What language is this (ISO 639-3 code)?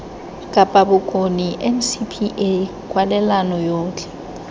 tsn